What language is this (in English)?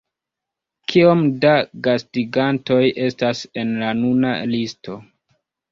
Esperanto